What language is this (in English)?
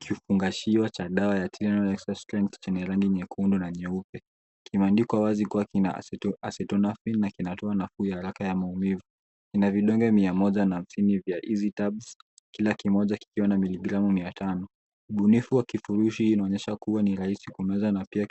Swahili